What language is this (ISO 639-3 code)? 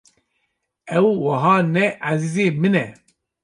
kur